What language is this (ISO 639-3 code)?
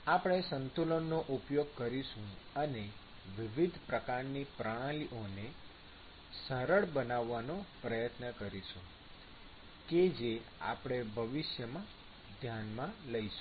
guj